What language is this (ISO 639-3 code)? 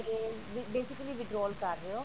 pan